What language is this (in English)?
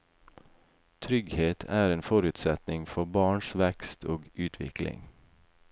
Norwegian